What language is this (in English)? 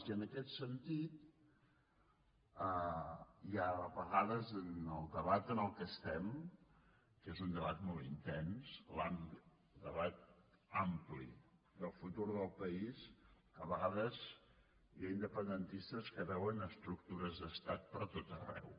Catalan